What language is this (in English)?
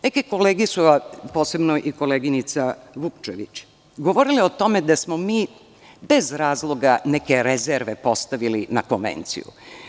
Serbian